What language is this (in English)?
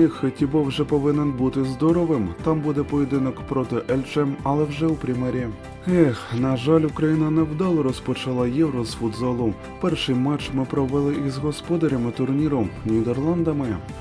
Ukrainian